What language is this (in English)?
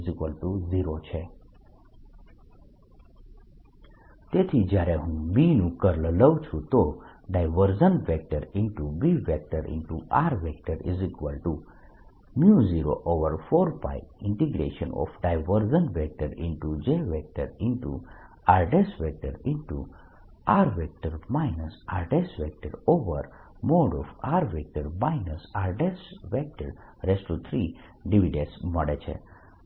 Gujarati